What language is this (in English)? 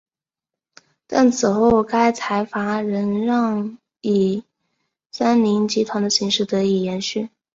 Chinese